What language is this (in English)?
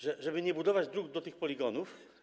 Polish